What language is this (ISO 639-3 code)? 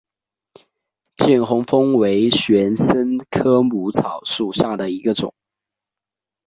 zho